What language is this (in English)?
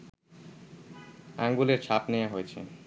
Bangla